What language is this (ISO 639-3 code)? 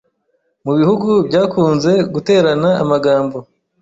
kin